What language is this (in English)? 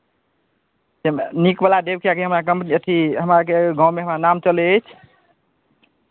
Maithili